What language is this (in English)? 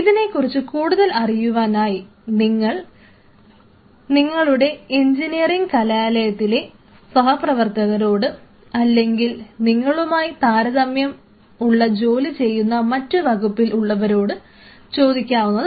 Malayalam